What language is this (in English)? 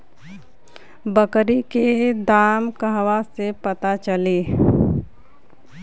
Bhojpuri